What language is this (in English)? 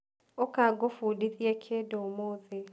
Kikuyu